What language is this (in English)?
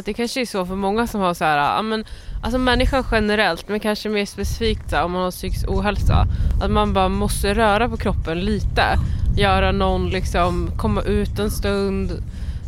Swedish